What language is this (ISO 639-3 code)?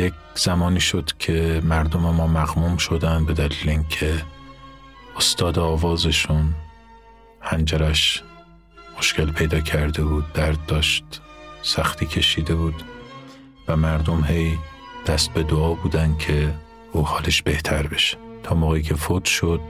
fas